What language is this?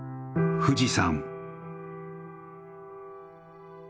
Japanese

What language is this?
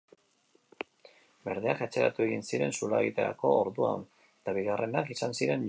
Basque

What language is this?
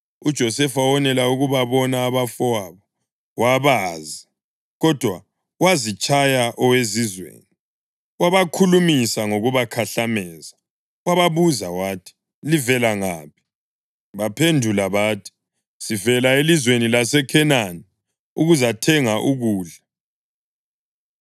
North Ndebele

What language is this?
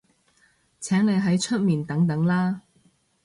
Cantonese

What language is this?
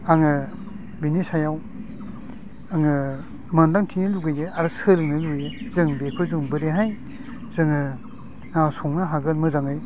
Bodo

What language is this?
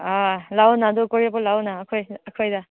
Manipuri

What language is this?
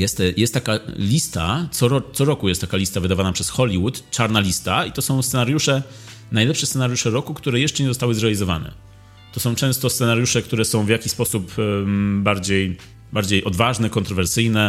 Polish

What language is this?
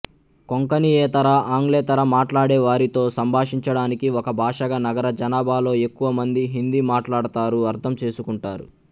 Telugu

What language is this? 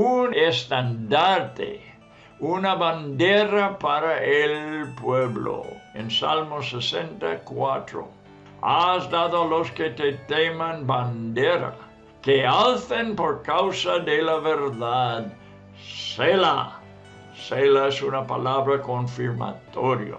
Spanish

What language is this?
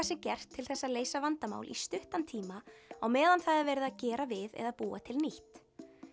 Icelandic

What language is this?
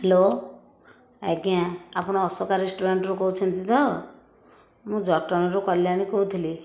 Odia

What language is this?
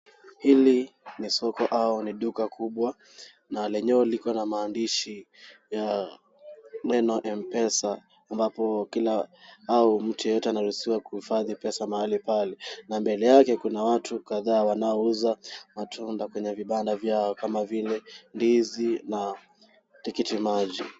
Swahili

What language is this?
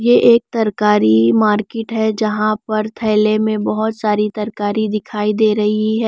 Hindi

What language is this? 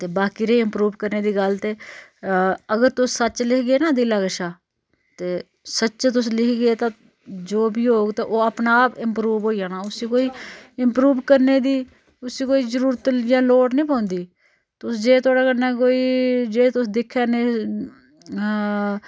Dogri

